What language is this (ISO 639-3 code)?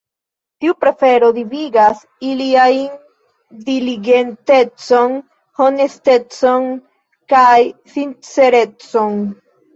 epo